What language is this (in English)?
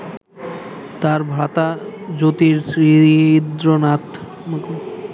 Bangla